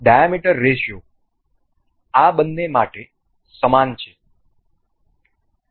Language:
Gujarati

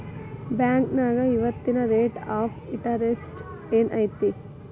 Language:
Kannada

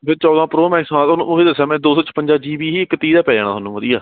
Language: Punjabi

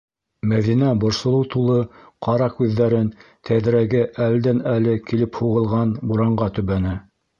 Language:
Bashkir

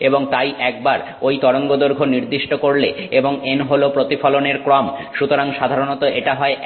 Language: Bangla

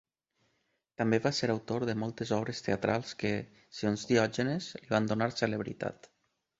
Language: Catalan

